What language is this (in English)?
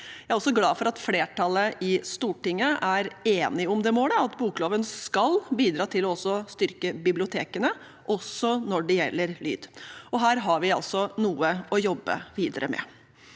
Norwegian